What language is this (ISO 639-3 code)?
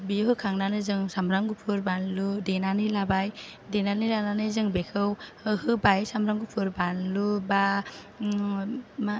brx